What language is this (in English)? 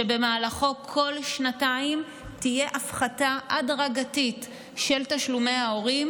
Hebrew